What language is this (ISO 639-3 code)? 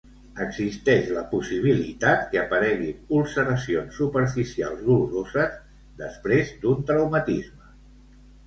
cat